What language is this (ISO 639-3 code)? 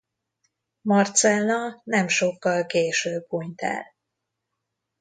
hun